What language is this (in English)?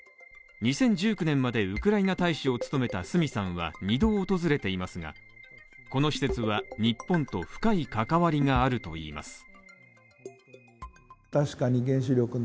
Japanese